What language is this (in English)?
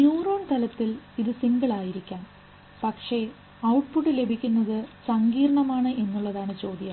Malayalam